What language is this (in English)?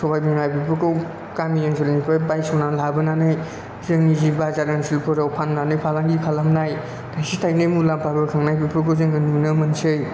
Bodo